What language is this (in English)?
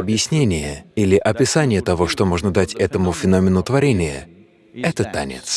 Russian